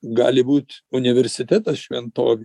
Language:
Lithuanian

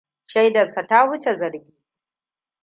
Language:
Hausa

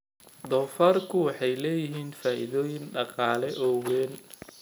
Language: Somali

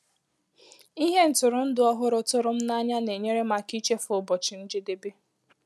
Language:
Igbo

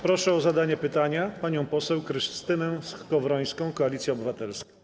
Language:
Polish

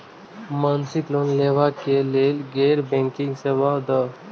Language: Maithili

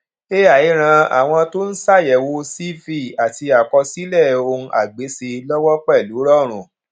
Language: Yoruba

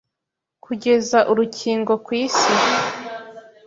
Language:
Kinyarwanda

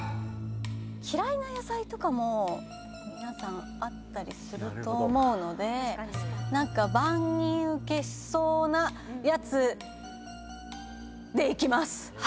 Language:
Japanese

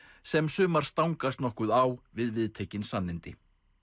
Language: Icelandic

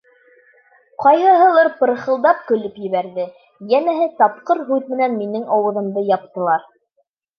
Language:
Bashkir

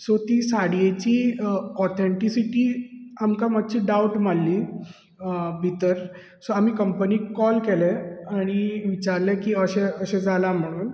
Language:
Konkani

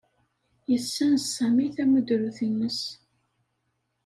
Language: Kabyle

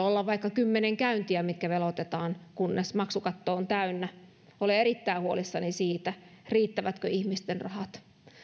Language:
Finnish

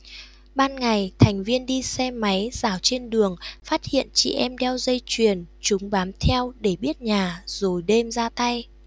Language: Vietnamese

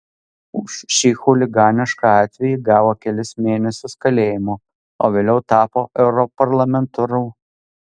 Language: Lithuanian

